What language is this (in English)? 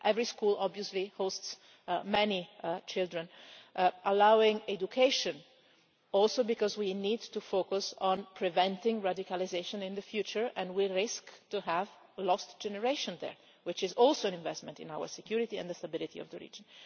English